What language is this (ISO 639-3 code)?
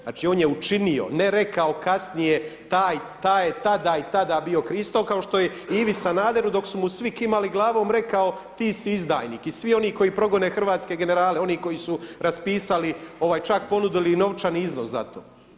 hrv